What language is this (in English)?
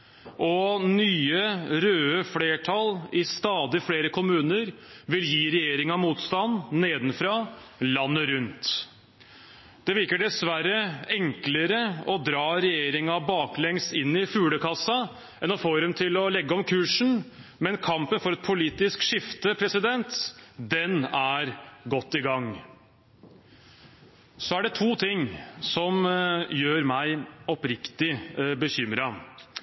Norwegian Bokmål